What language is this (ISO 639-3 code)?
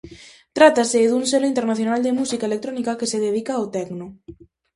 glg